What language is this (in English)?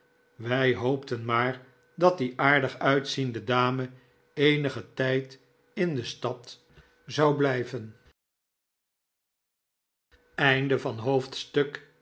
Dutch